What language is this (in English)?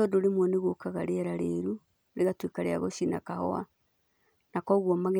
Kikuyu